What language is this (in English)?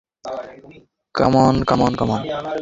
Bangla